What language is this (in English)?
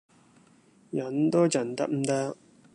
Cantonese